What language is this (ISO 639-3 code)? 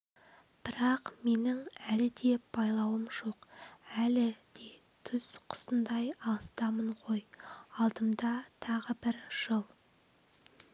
kaz